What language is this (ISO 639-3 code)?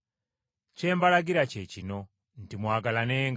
lug